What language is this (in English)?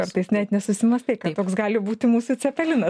Lithuanian